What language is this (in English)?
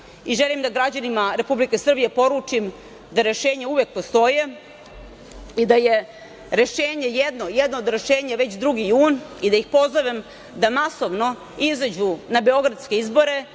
Serbian